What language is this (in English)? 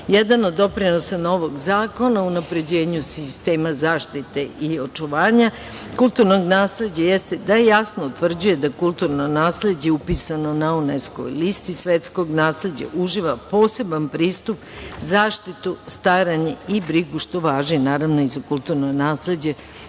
Serbian